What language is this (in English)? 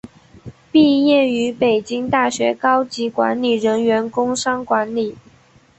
Chinese